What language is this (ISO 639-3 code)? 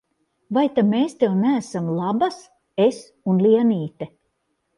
lav